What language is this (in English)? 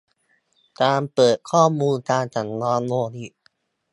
Thai